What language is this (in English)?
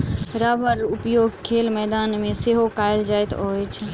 Maithili